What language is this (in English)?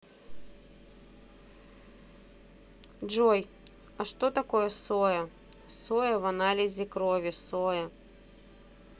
Russian